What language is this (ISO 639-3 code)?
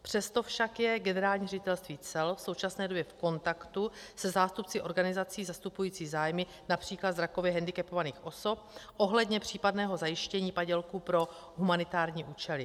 ces